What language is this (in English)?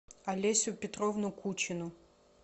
Russian